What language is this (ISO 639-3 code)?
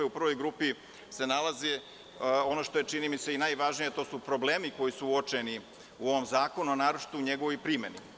srp